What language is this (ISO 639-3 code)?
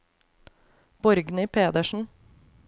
nor